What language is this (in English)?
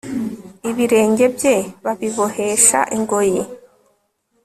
Kinyarwanda